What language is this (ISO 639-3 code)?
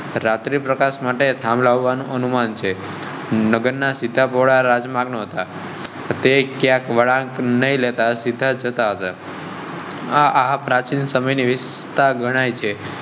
guj